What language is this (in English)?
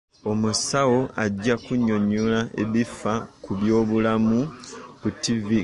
Ganda